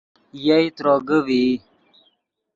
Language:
Yidgha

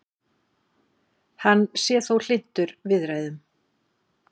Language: Icelandic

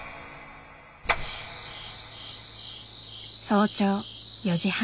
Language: Japanese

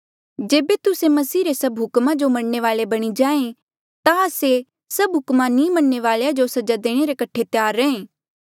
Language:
Mandeali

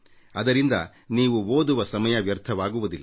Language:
Kannada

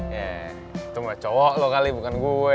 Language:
Indonesian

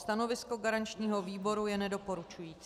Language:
Czech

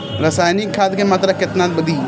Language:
Bhojpuri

